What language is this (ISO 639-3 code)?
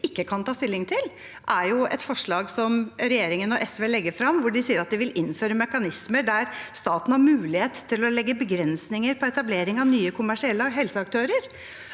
nor